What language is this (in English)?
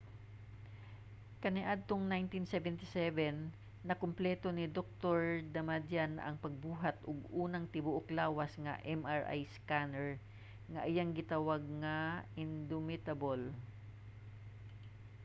Cebuano